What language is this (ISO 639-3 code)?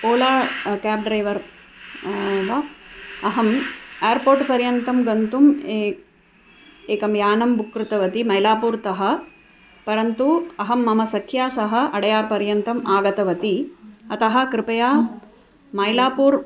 san